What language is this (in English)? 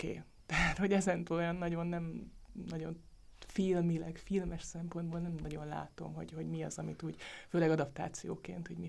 Hungarian